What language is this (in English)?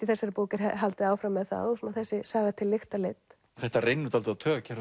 Icelandic